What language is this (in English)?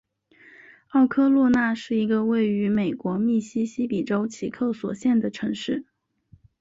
Chinese